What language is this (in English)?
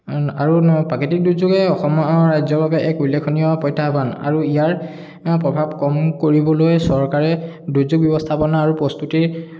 Assamese